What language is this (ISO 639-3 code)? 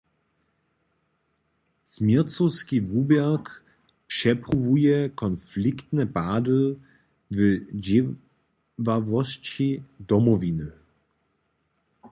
hsb